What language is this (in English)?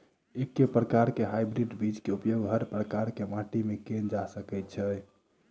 Maithili